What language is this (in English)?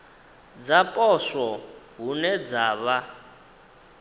Venda